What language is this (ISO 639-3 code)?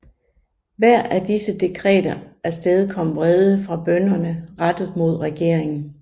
dan